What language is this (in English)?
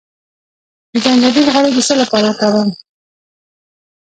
Pashto